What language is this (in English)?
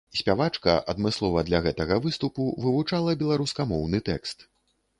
Belarusian